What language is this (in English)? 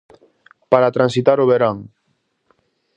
Galician